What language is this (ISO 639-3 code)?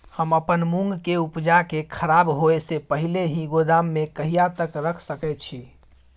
mai